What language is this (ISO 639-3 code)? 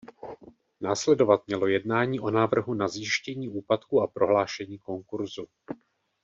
ces